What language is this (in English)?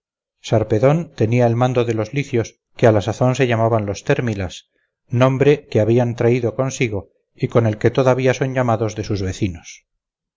Spanish